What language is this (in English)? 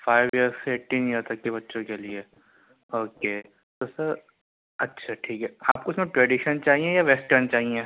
Urdu